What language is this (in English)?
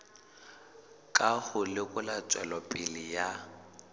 Southern Sotho